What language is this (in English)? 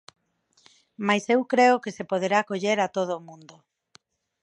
Galician